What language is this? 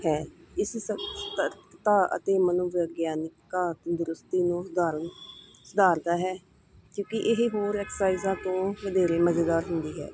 Punjabi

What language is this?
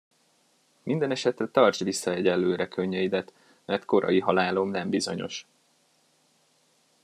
Hungarian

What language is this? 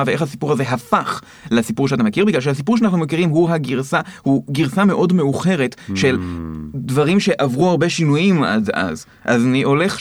Hebrew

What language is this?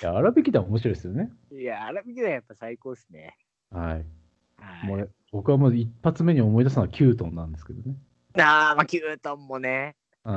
Japanese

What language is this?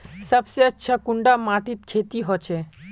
Magahi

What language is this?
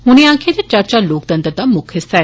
Dogri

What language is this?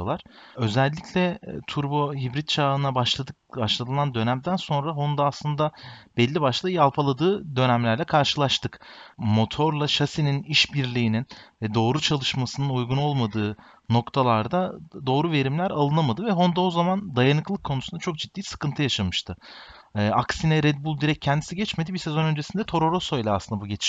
Turkish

